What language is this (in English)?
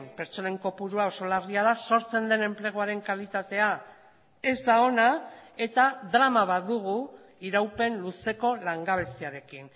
Basque